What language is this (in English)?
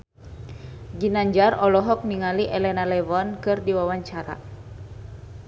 Sundanese